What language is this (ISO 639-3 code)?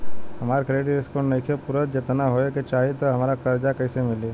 bho